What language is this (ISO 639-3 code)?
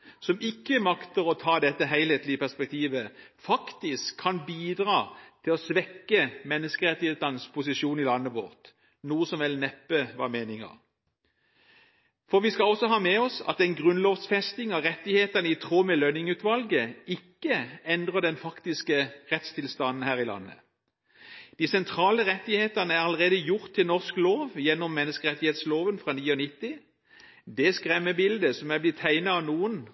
nob